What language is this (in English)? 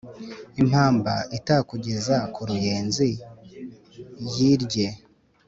Kinyarwanda